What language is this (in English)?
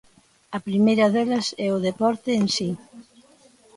Galician